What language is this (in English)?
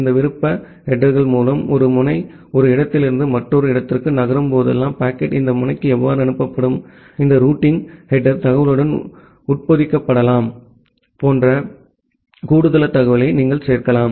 Tamil